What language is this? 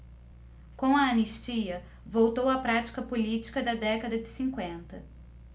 Portuguese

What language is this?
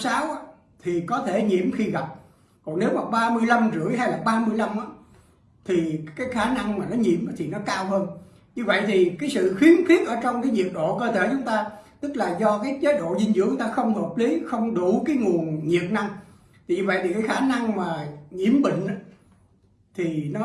Vietnamese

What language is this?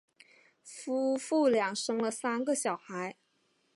Chinese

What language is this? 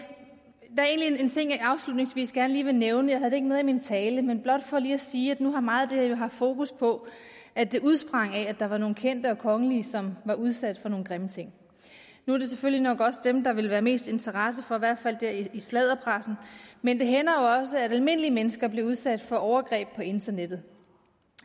Danish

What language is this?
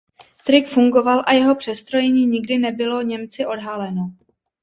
Czech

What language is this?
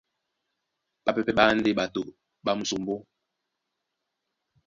Duala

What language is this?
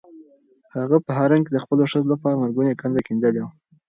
Pashto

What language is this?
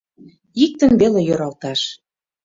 Mari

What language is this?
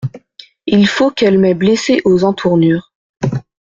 French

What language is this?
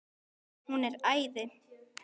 Icelandic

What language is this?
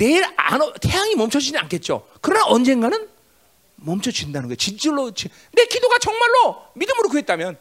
Korean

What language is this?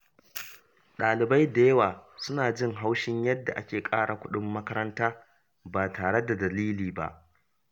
Hausa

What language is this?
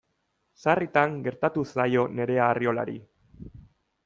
Basque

